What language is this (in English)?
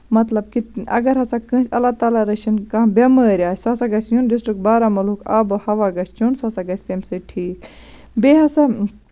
Kashmiri